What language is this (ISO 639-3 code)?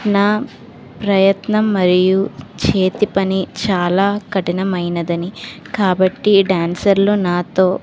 tel